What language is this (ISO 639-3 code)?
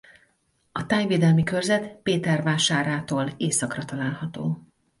hun